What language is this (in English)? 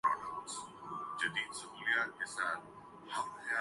Urdu